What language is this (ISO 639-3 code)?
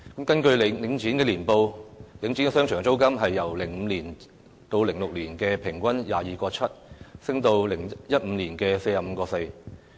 yue